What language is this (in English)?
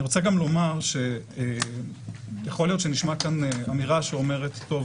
Hebrew